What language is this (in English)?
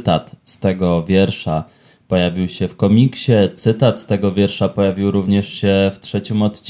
Polish